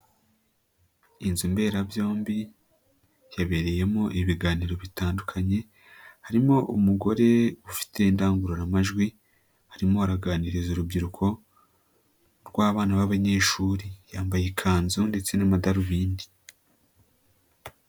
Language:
Kinyarwanda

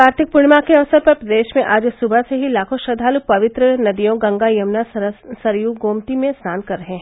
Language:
Hindi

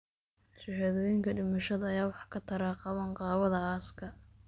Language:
Somali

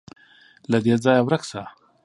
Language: Pashto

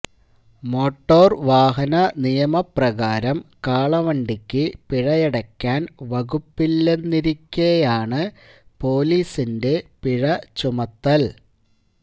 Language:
Malayalam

